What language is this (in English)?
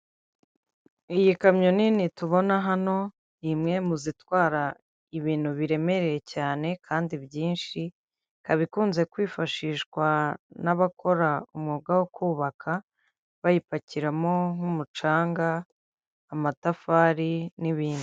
Kinyarwanda